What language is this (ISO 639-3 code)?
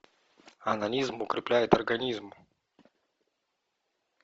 rus